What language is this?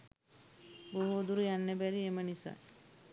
Sinhala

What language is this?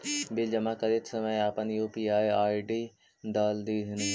Magahi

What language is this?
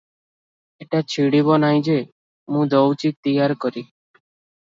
Odia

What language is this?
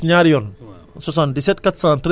Wolof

